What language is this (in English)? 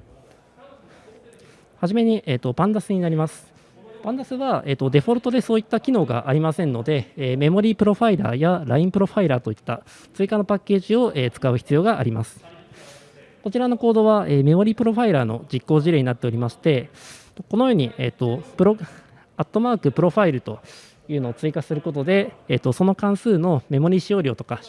Japanese